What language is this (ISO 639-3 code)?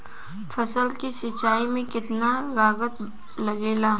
bho